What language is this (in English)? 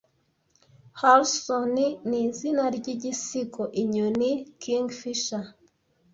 Kinyarwanda